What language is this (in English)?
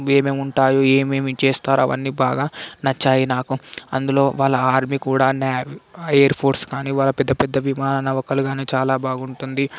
Telugu